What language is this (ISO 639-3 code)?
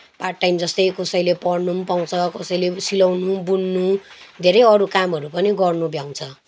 nep